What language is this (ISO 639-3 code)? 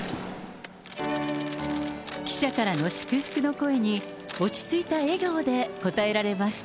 jpn